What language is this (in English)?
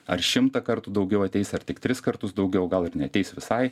Lithuanian